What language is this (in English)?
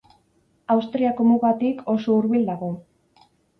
Basque